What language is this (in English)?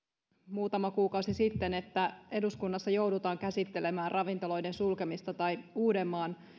Finnish